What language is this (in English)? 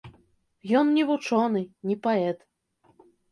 Belarusian